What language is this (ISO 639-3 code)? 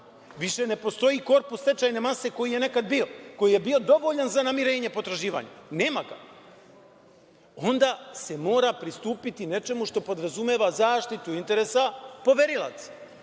srp